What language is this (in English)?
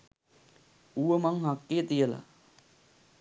Sinhala